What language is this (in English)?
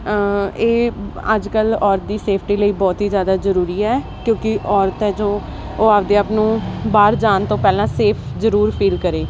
Punjabi